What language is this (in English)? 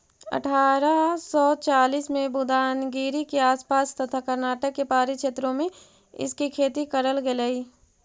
Magahi